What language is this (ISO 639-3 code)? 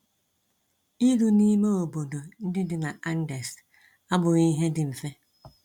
ibo